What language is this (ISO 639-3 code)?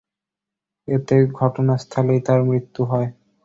ben